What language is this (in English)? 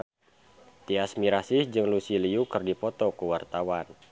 Sundanese